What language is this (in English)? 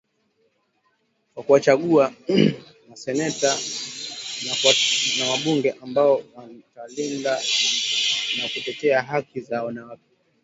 Swahili